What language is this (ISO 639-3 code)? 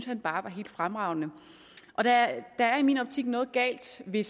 dan